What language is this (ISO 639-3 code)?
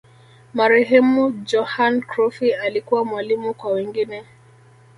swa